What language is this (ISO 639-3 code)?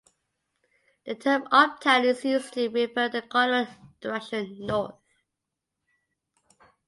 eng